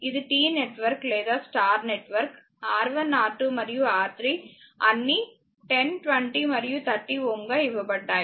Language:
Telugu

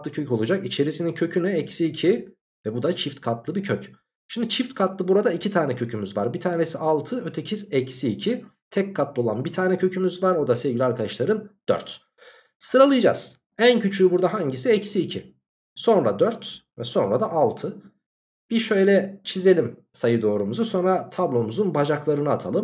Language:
Turkish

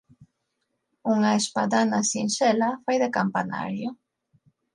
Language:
Galician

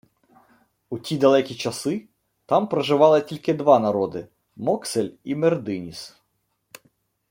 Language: Ukrainian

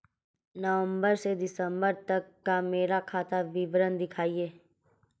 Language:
Hindi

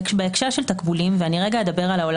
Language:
Hebrew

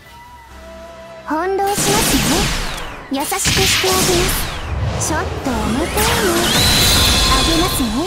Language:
Japanese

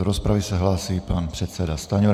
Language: Czech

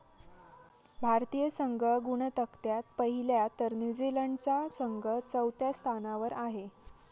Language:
Marathi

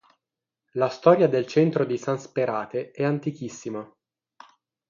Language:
Italian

